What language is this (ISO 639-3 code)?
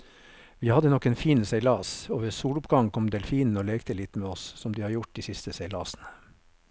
nor